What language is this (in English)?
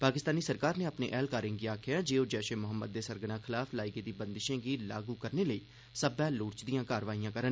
Dogri